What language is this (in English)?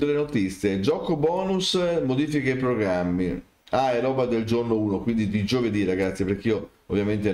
Italian